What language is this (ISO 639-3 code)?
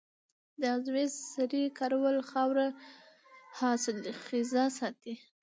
pus